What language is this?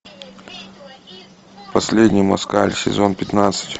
Russian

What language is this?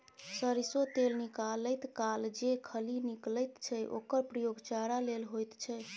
Maithili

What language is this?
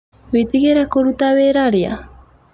Kikuyu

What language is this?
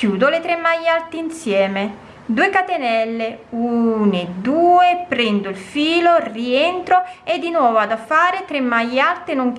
Italian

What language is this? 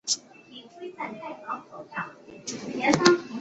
Chinese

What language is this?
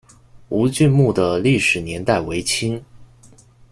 Chinese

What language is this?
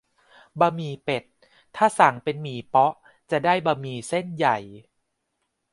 Thai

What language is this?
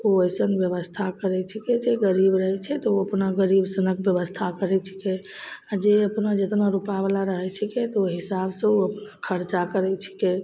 Maithili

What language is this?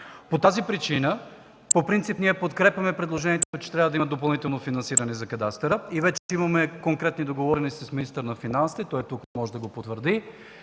Bulgarian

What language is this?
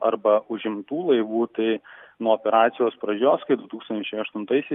Lithuanian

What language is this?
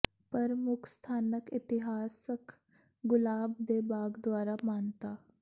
Punjabi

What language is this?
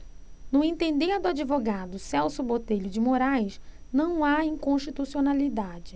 Portuguese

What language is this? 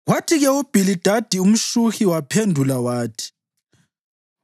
North Ndebele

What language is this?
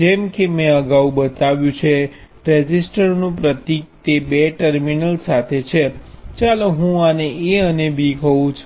Gujarati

